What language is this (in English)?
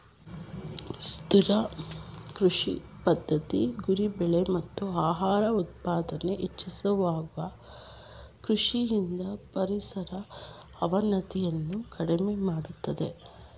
Kannada